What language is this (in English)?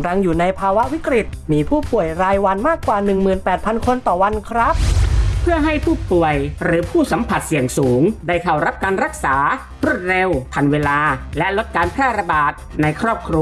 Thai